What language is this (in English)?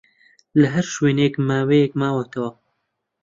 Central Kurdish